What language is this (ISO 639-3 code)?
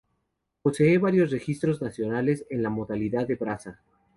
spa